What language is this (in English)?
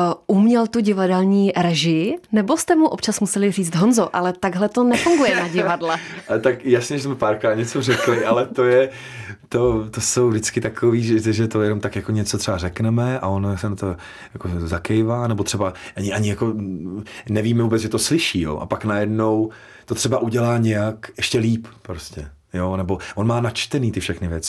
Czech